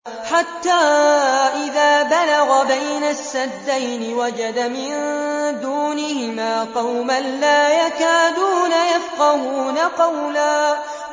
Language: Arabic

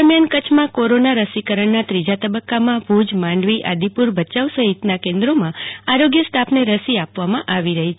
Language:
Gujarati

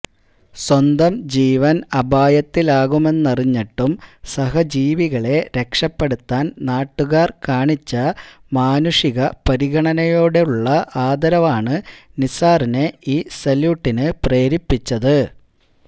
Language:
Malayalam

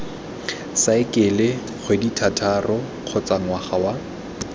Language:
Tswana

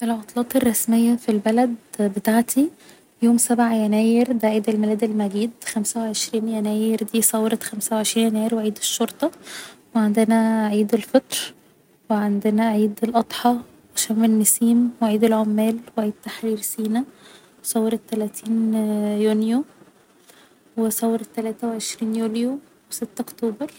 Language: Egyptian Arabic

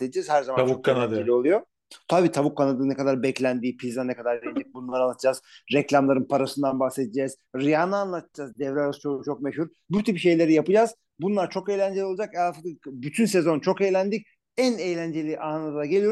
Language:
Turkish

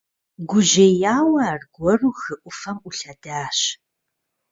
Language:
Kabardian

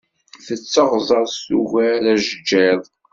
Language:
Kabyle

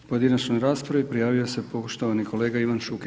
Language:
Croatian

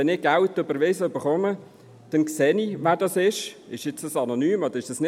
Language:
Swiss German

